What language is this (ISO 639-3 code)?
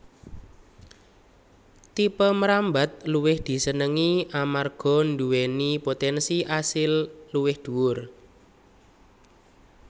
jav